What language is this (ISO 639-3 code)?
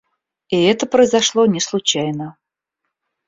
rus